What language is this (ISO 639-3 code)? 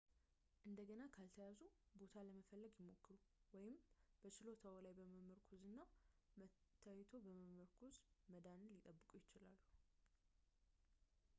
amh